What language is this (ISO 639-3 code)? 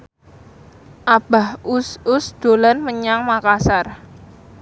jav